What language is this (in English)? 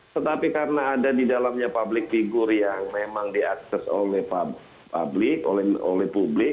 Indonesian